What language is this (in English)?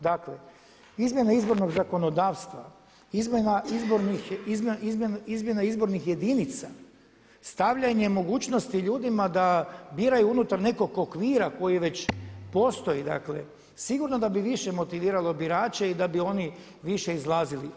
Croatian